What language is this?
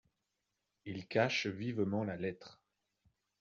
French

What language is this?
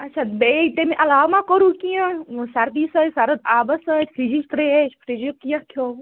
Kashmiri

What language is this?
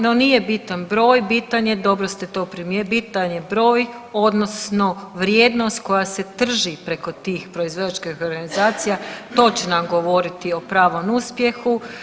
Croatian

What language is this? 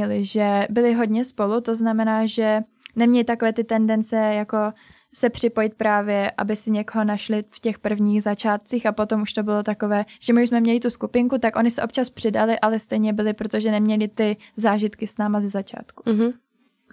Czech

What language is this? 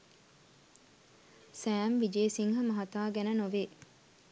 Sinhala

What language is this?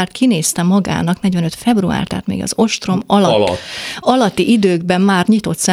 Hungarian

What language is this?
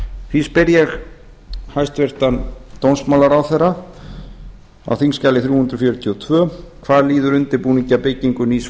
Icelandic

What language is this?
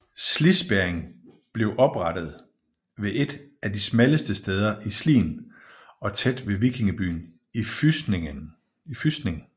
Danish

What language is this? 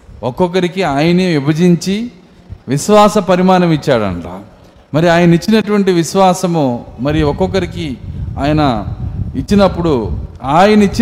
Telugu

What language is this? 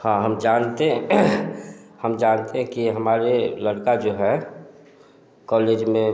Hindi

